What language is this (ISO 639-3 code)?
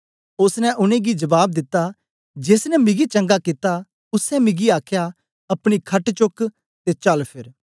doi